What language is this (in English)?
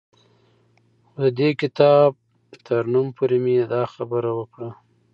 Pashto